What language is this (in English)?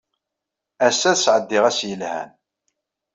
Kabyle